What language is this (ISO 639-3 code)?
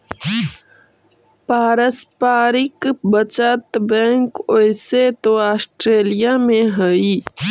mag